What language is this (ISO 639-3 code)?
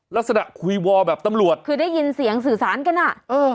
tha